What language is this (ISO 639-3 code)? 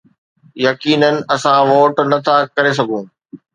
snd